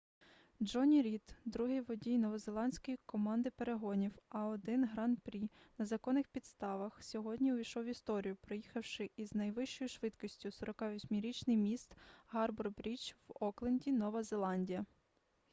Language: Ukrainian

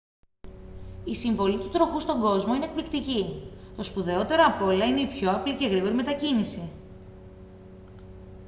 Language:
Greek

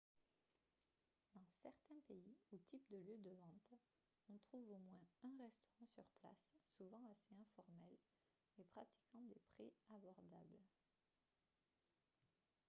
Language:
French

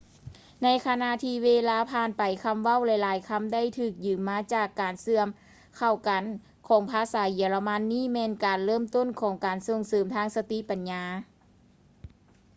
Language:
Lao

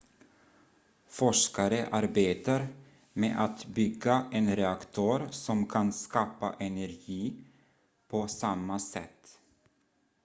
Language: Swedish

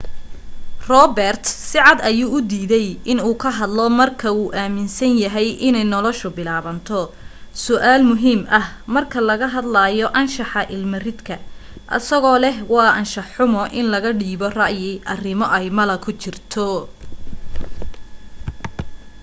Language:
Somali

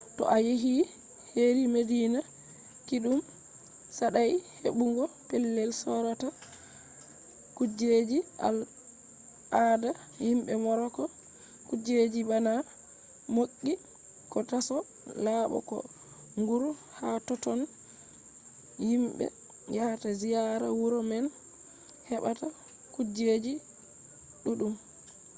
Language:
Fula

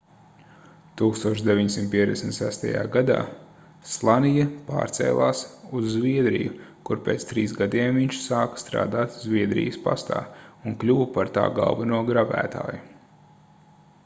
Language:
Latvian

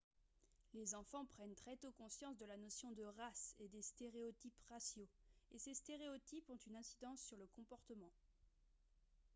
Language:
French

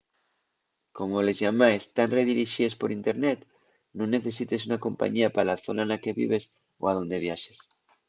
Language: Asturian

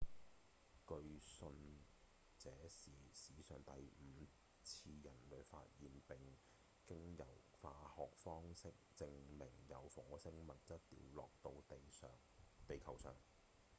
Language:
Cantonese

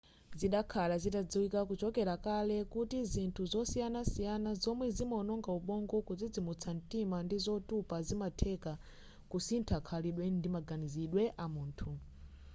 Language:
Nyanja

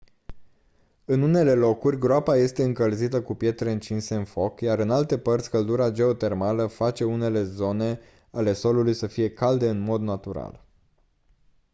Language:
Romanian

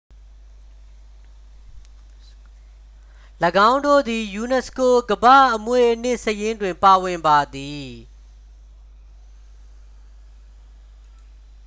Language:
Burmese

